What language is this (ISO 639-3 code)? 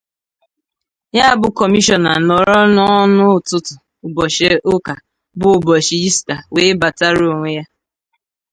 ibo